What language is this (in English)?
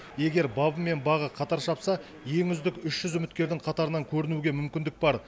Kazakh